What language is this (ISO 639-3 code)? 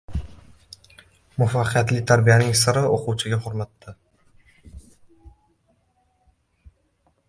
uzb